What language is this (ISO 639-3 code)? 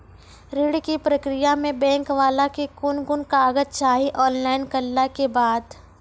mai